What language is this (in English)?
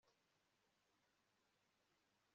Kinyarwanda